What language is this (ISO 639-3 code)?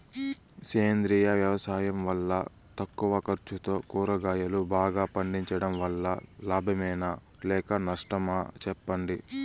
tel